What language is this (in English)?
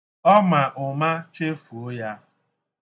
Igbo